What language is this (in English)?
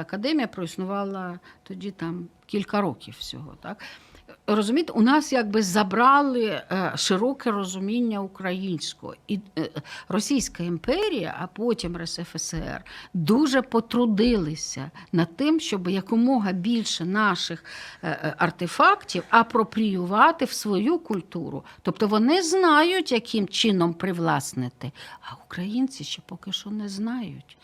Ukrainian